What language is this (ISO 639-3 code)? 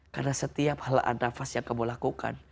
ind